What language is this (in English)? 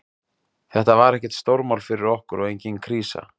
Icelandic